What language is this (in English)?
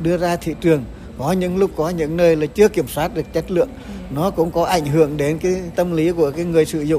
Vietnamese